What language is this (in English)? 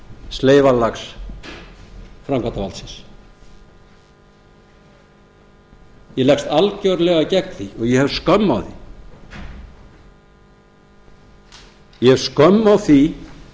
Icelandic